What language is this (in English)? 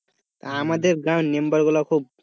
Bangla